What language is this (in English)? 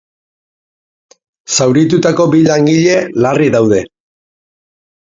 Basque